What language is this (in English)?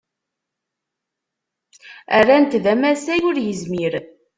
Kabyle